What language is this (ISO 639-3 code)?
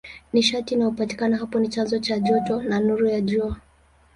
swa